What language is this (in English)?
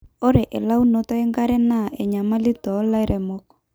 Masai